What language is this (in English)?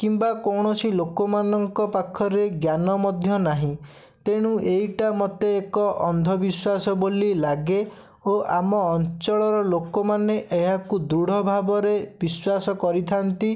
Odia